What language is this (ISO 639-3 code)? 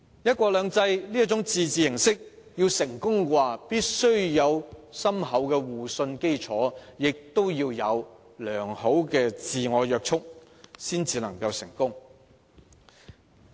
yue